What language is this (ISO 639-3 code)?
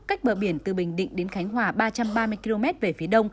vie